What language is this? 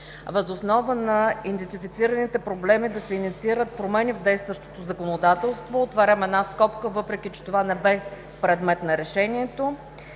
Bulgarian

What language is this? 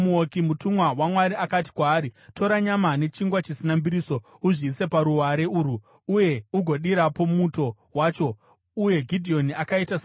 Shona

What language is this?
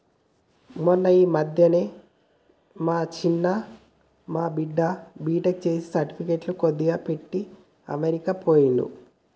Telugu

